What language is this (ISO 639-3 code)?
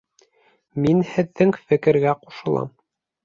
bak